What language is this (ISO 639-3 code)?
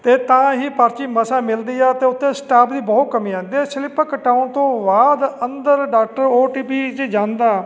pan